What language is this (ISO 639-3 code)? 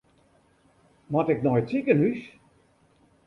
fry